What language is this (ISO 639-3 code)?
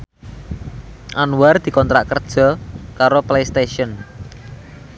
jav